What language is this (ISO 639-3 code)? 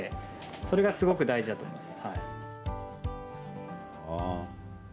jpn